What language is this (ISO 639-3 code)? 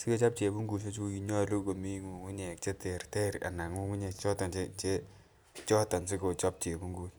kln